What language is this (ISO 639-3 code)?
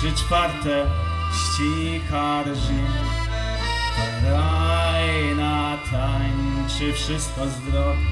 pol